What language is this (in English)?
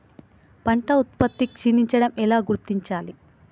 Telugu